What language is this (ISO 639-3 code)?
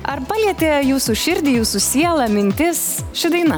lit